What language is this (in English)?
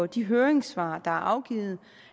Danish